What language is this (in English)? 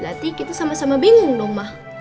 Indonesian